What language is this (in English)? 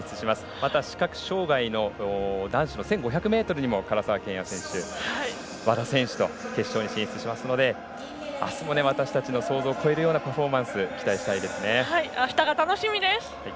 Japanese